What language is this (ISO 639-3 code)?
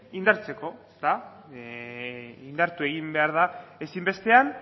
eus